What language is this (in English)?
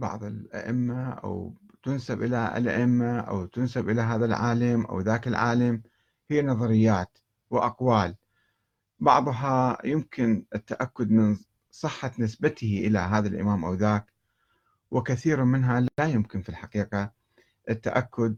Arabic